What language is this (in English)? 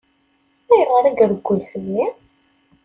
Kabyle